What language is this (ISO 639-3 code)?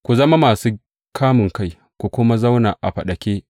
hau